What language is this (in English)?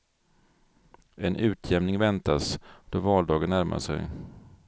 Swedish